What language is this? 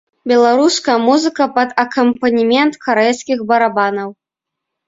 Belarusian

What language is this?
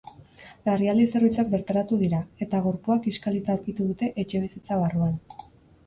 Basque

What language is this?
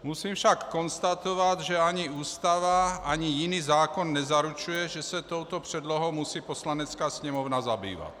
Czech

